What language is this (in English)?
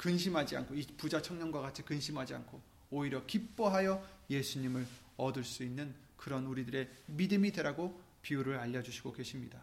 Korean